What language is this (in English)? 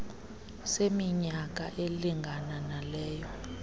Xhosa